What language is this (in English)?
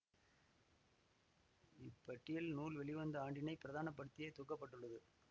Tamil